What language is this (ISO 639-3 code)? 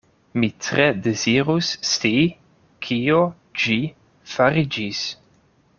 epo